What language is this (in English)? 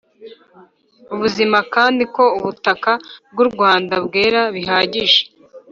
Kinyarwanda